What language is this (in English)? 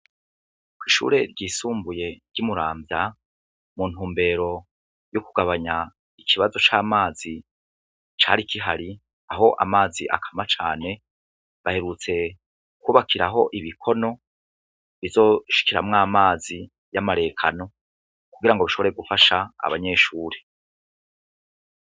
Rundi